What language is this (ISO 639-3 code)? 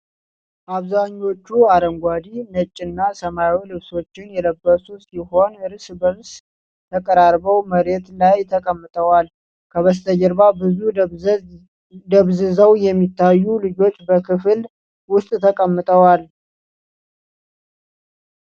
amh